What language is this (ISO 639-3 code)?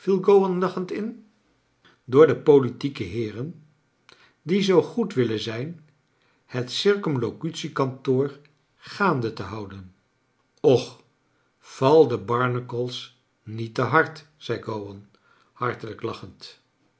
nld